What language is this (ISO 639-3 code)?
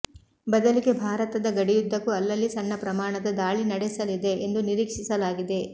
kan